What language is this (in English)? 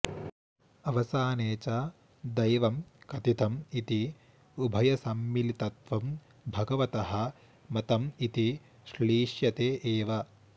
Sanskrit